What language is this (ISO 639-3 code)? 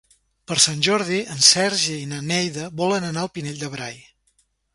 cat